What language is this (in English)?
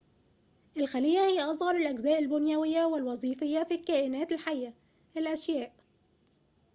Arabic